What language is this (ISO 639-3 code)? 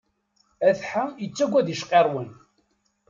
kab